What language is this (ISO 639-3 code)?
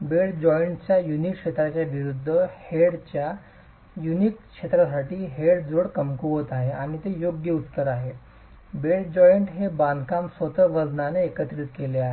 mar